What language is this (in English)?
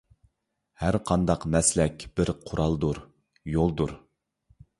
Uyghur